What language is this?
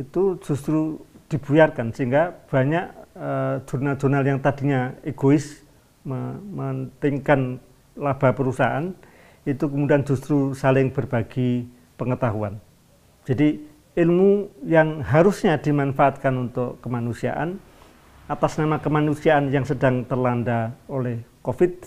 Indonesian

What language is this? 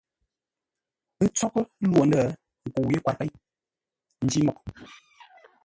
Ngombale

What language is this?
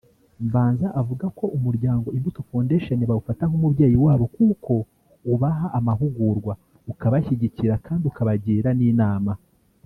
Kinyarwanda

